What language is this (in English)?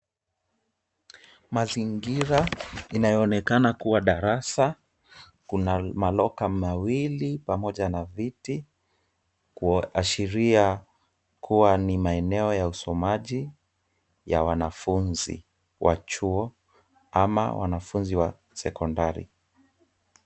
Swahili